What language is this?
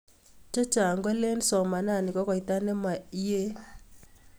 Kalenjin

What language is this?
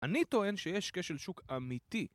Hebrew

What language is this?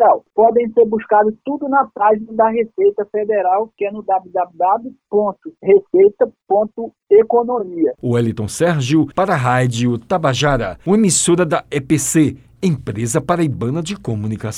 Portuguese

